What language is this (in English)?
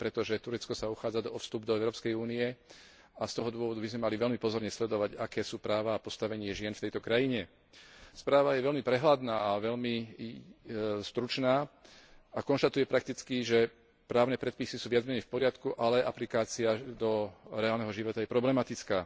Slovak